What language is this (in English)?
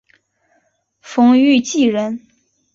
Chinese